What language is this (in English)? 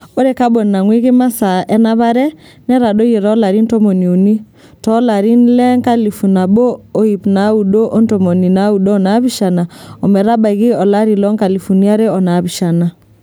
Masai